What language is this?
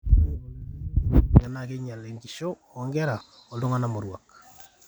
Masai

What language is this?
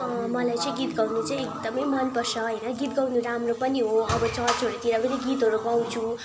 Nepali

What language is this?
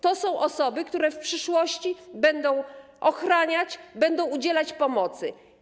Polish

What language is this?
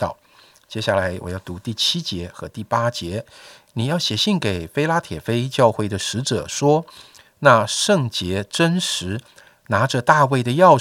Chinese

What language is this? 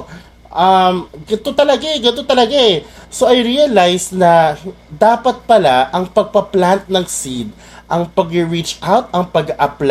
Filipino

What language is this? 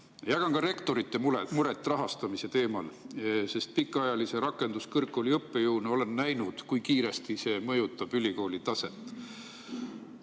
Estonian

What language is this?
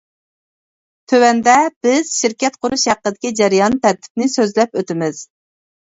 Uyghur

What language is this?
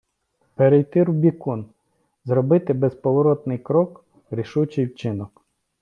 Ukrainian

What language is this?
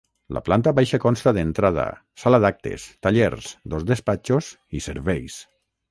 Catalan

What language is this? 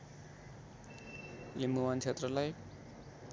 Nepali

